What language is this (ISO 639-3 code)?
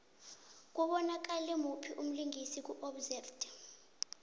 nbl